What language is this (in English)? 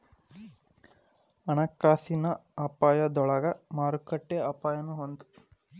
Kannada